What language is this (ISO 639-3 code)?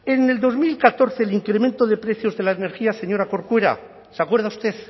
spa